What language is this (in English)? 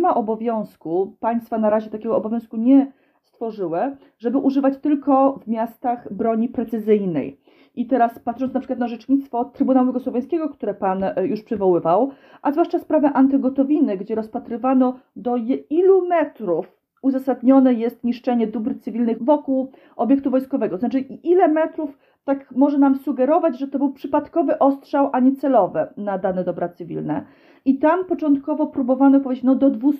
Polish